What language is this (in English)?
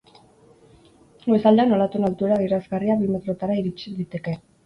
Basque